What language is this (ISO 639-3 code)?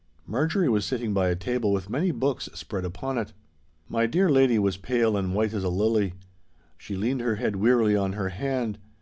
eng